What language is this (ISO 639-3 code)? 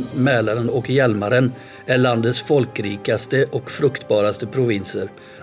swe